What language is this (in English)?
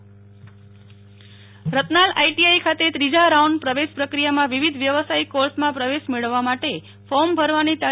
Gujarati